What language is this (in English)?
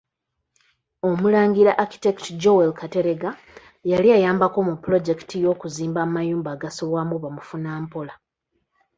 Ganda